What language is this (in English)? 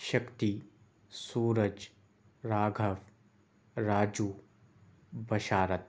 Urdu